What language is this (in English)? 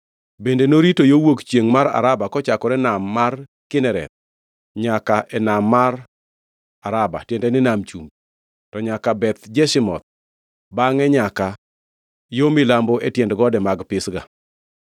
Luo (Kenya and Tanzania)